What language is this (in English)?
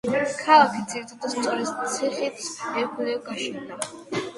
Georgian